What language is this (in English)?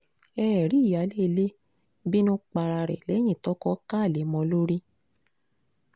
Yoruba